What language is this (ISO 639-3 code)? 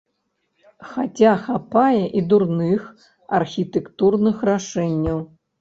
bel